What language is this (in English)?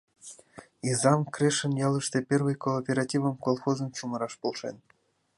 Mari